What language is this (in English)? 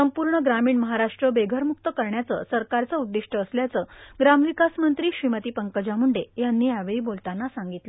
Marathi